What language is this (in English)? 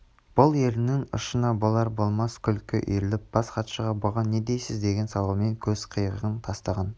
Kazakh